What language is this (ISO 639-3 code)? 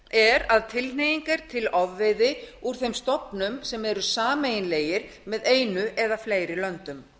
isl